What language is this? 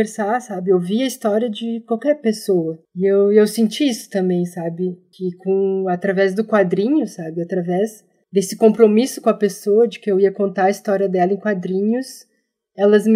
Portuguese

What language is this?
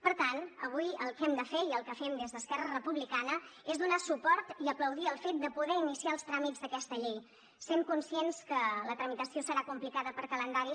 Catalan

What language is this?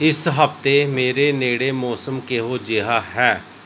Punjabi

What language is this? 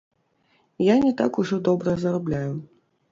Belarusian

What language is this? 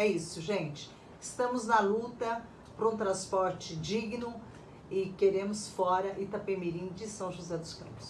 Portuguese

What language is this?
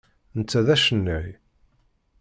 Kabyle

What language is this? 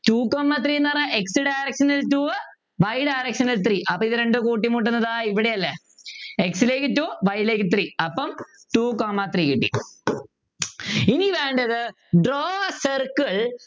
Malayalam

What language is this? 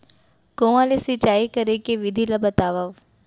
Chhattisgarhi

